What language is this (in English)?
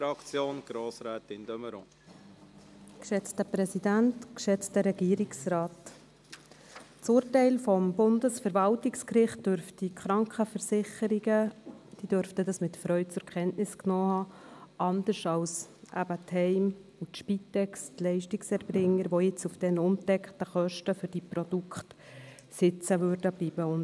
Swiss German